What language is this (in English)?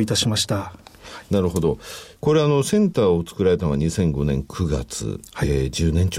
Japanese